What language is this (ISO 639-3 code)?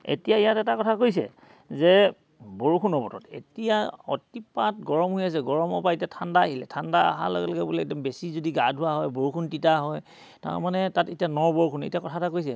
asm